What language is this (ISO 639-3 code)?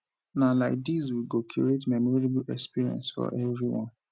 pcm